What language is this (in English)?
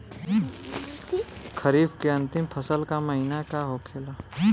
Bhojpuri